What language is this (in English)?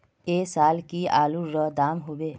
Magahi